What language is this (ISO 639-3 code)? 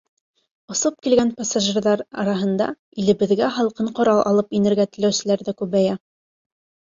bak